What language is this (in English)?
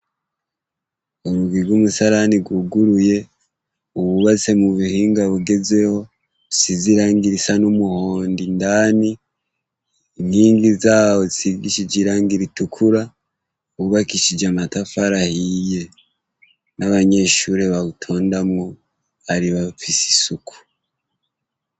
Rundi